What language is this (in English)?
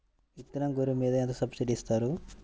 Telugu